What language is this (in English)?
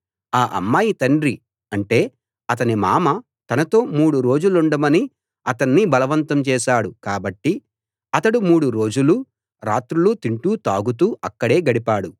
Telugu